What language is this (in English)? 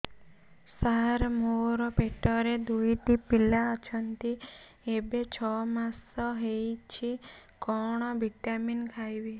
Odia